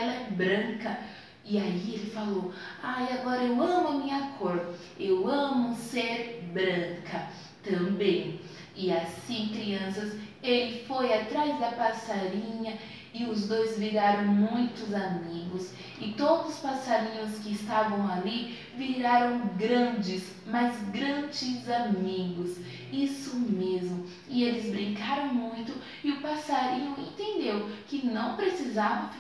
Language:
Portuguese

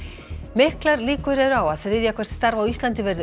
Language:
Icelandic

